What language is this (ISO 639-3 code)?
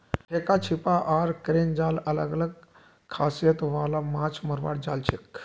mag